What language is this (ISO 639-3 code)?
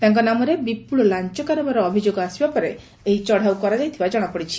ori